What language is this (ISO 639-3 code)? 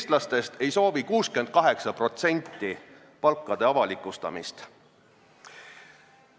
est